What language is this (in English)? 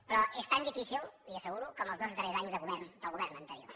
Catalan